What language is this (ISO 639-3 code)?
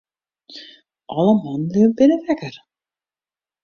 fry